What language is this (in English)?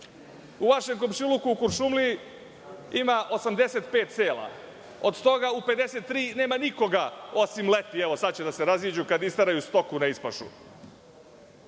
Serbian